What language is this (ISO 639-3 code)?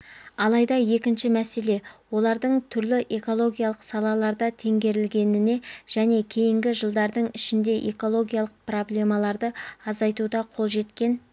kaz